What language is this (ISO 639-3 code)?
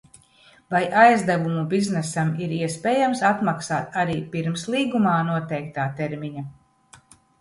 lav